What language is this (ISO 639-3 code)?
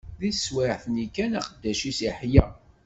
kab